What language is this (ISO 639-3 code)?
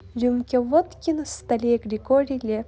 rus